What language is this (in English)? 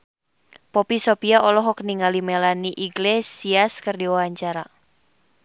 Sundanese